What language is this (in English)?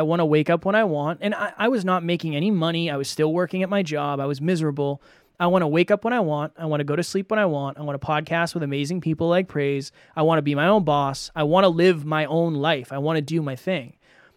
English